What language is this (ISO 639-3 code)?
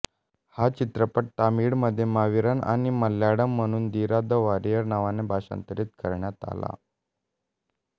mar